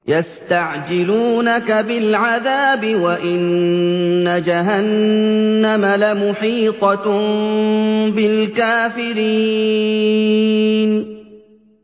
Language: Arabic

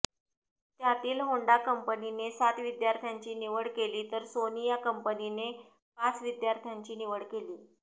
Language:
Marathi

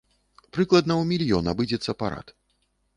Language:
Belarusian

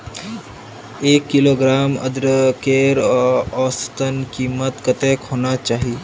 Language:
Magahi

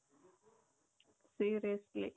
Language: Kannada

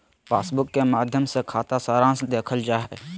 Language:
Magahi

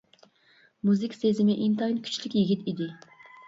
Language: Uyghur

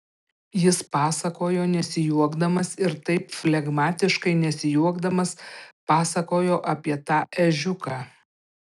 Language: Lithuanian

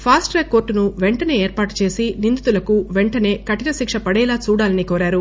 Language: Telugu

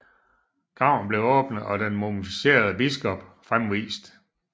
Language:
Danish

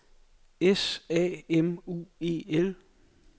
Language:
Danish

